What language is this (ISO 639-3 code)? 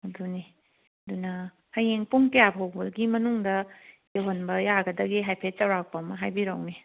mni